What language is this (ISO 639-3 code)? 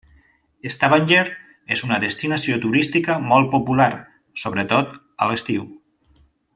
cat